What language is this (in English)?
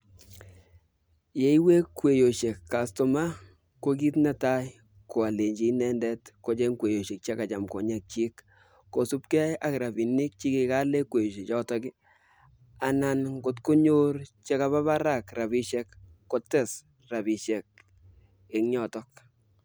Kalenjin